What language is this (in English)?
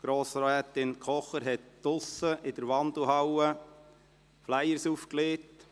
Swiss German